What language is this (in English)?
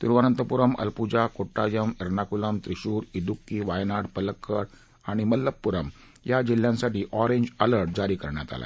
Marathi